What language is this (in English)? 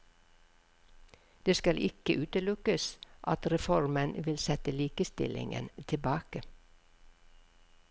Norwegian